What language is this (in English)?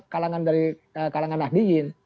Indonesian